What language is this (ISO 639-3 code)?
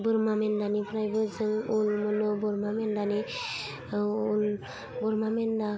brx